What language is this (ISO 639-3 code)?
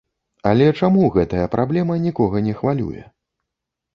bel